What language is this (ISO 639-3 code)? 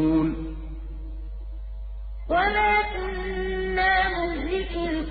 ara